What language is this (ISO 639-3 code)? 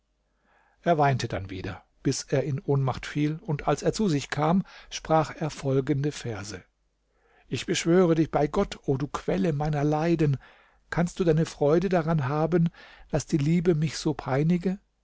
deu